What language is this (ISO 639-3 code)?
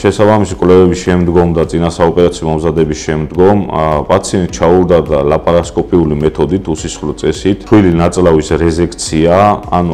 ron